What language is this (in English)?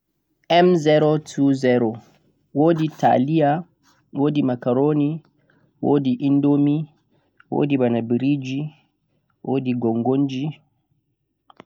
Central-Eastern Niger Fulfulde